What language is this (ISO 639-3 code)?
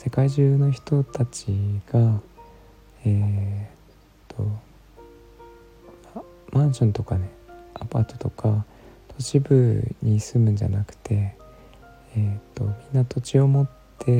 jpn